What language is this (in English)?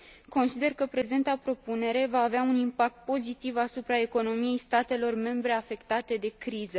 Romanian